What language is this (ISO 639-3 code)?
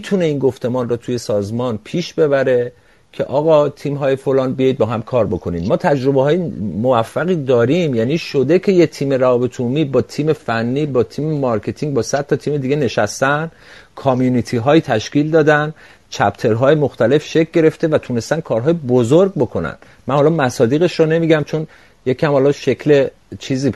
fas